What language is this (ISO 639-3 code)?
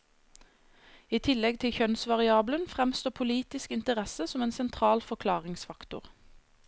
nor